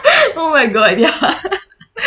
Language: English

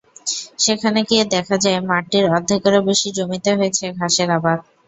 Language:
Bangla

